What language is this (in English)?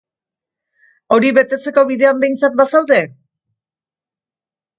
Basque